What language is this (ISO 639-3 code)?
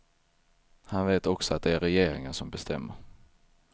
swe